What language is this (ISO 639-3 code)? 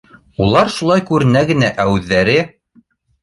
bak